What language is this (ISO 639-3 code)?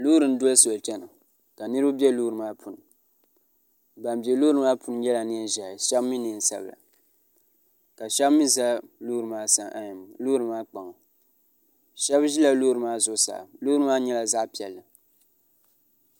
dag